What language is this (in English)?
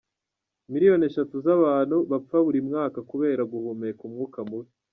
Kinyarwanda